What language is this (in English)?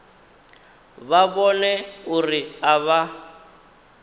Venda